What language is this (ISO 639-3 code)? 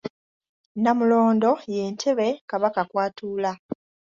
lug